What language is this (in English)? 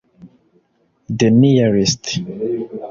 Kinyarwanda